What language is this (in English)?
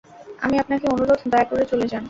Bangla